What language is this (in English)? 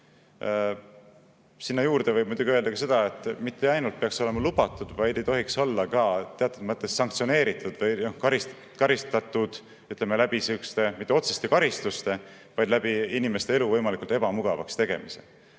Estonian